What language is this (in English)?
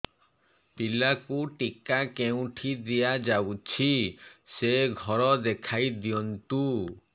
Odia